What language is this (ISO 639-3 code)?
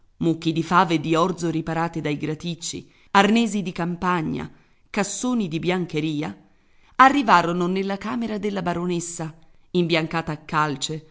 ita